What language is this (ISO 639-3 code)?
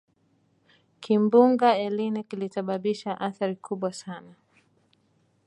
swa